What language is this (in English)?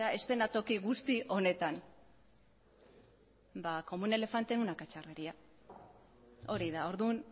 Basque